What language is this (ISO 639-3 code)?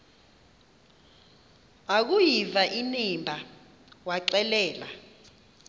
xho